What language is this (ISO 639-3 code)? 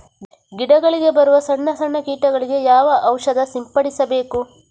kan